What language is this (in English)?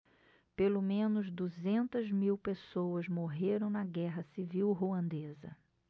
Portuguese